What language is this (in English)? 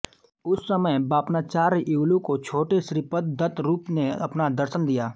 Hindi